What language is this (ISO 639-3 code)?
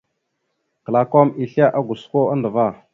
mxu